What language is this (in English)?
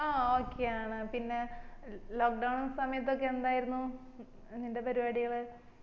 Malayalam